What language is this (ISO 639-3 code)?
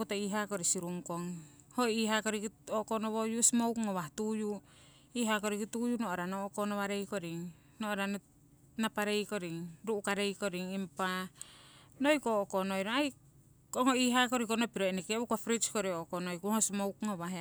siw